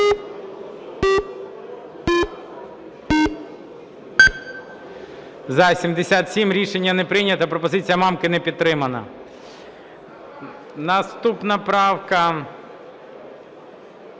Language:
Ukrainian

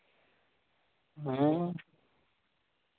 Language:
Santali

